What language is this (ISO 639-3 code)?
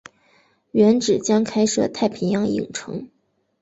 zho